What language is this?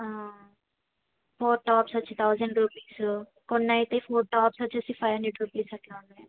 Telugu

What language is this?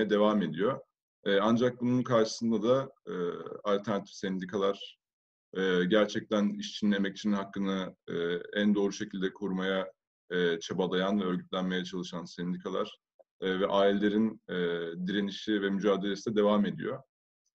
Turkish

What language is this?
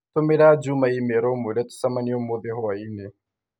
Kikuyu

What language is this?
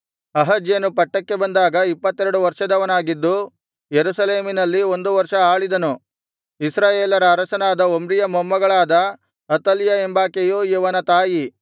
Kannada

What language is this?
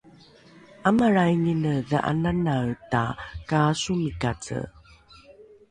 Rukai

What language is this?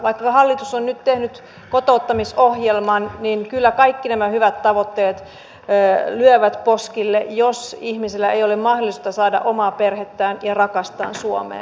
Finnish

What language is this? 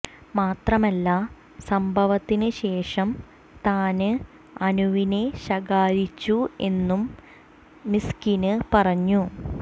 Malayalam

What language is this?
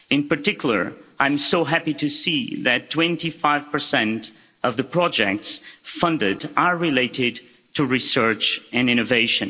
English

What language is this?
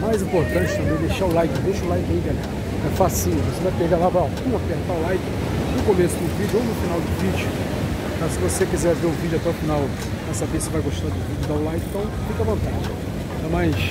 Portuguese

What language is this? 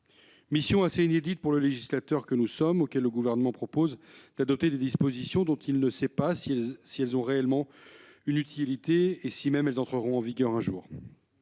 French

